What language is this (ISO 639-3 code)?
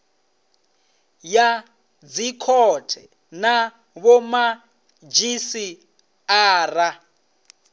ven